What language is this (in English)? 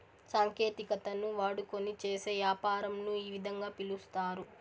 Telugu